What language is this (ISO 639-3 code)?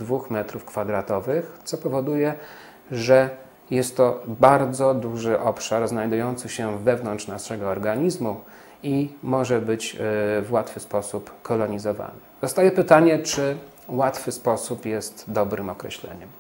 pol